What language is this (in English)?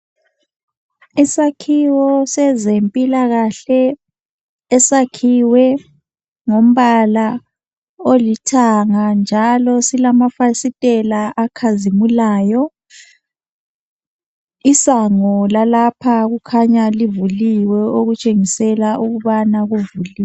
North Ndebele